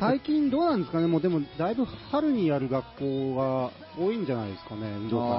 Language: Japanese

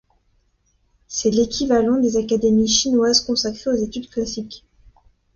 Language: French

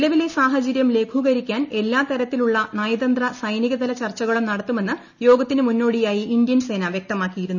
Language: Malayalam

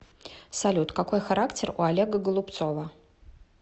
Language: Russian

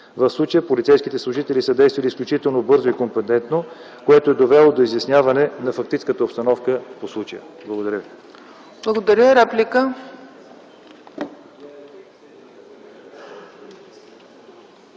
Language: Bulgarian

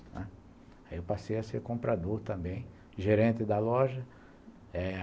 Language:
Portuguese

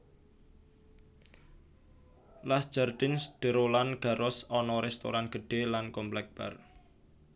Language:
Javanese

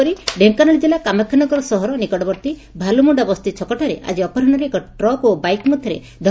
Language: Odia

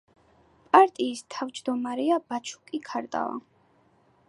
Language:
Georgian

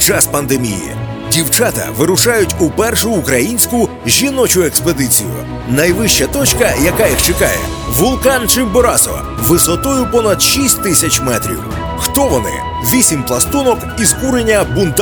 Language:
Ukrainian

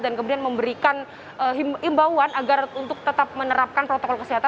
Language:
Indonesian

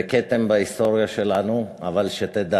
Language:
Hebrew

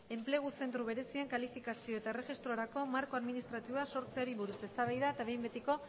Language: Basque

